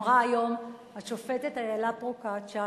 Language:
Hebrew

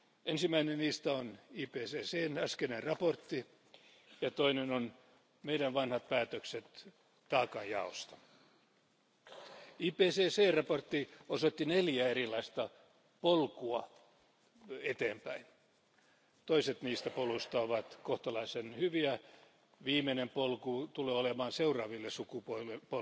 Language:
Finnish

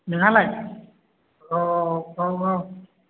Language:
Bodo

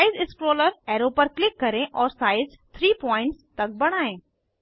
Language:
Hindi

